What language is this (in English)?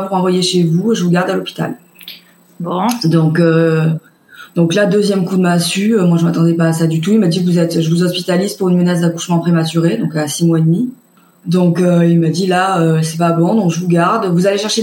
French